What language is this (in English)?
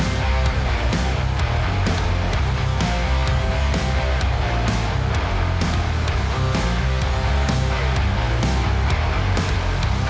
Indonesian